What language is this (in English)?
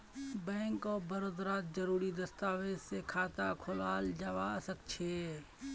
Magahi